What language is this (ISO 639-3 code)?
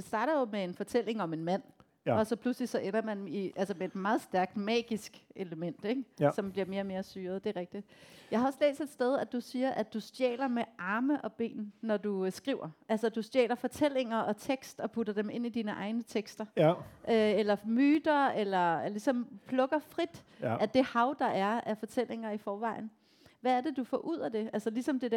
dan